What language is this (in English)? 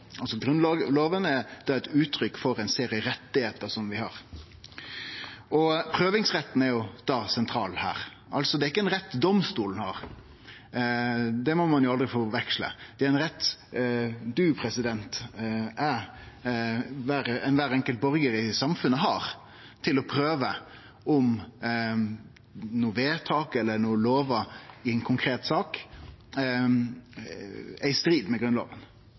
Norwegian Nynorsk